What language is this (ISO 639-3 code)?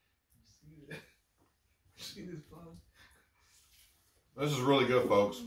eng